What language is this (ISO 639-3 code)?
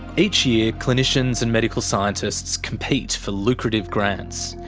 eng